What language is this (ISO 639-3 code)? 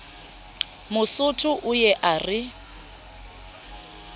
sot